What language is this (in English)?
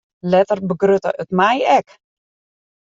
Western Frisian